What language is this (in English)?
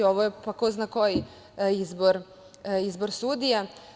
Serbian